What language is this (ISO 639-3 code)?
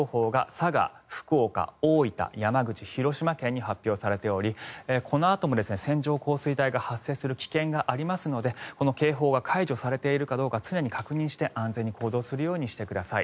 jpn